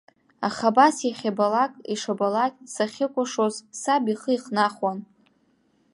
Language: Abkhazian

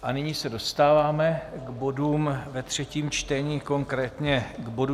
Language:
Czech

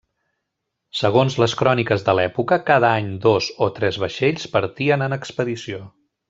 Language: Catalan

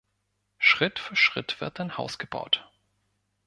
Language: German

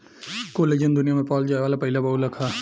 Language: Bhojpuri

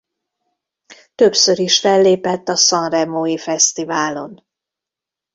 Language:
Hungarian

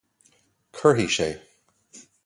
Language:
Irish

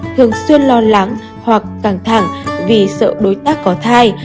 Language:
Vietnamese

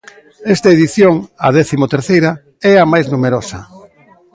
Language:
Galician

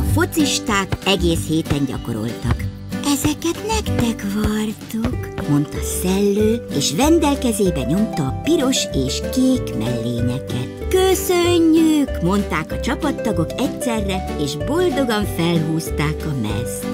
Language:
Hungarian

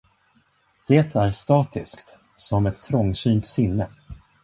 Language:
Swedish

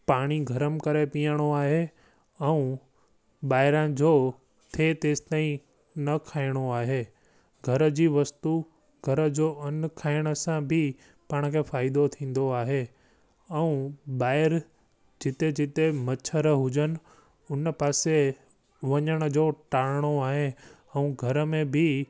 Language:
Sindhi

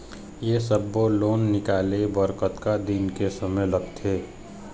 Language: Chhattisgarhi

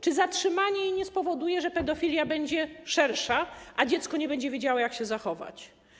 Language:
Polish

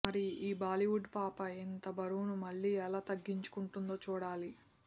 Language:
Telugu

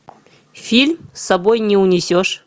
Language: Russian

